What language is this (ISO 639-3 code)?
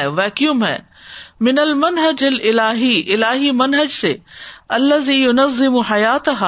urd